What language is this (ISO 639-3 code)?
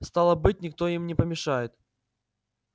rus